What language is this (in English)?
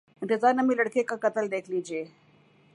Urdu